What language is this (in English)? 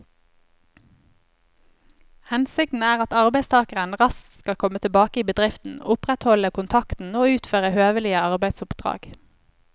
Norwegian